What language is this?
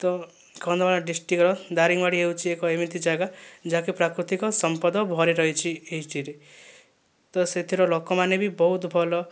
Odia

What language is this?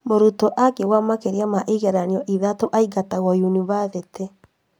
Kikuyu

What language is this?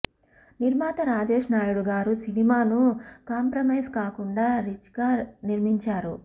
Telugu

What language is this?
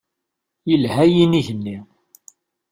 Kabyle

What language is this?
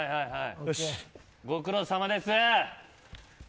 Japanese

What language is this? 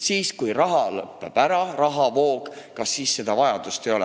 Estonian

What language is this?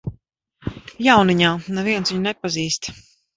Latvian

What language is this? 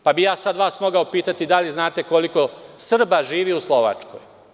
Serbian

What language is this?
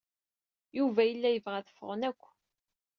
Kabyle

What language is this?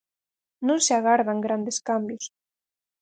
Galician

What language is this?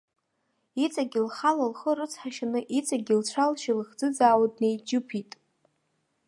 Abkhazian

